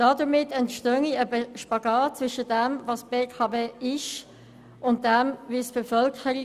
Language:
Swiss German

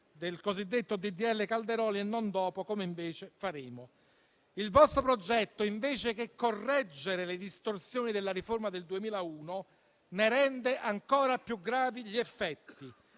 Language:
Italian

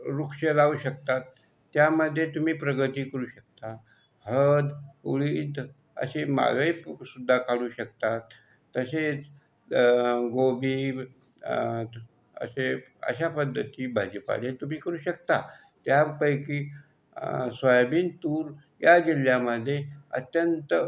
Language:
Marathi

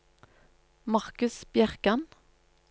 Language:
Norwegian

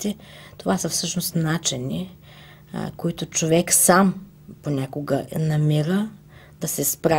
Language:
Bulgarian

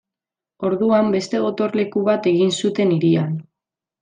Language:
Basque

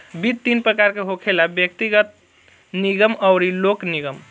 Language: Bhojpuri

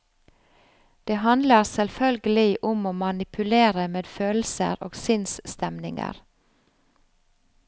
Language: Norwegian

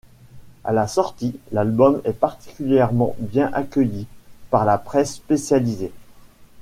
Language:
French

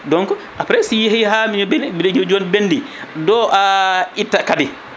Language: Fula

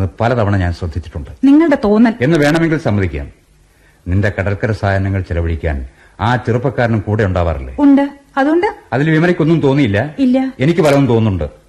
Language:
Malayalam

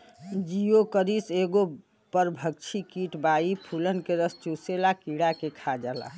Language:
Bhojpuri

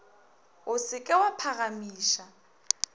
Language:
Northern Sotho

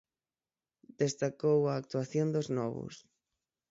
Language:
Galician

